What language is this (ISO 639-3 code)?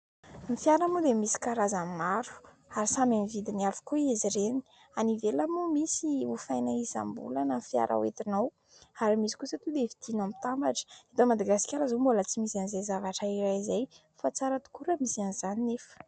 mlg